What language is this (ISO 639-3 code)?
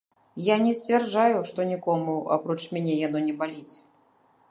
bel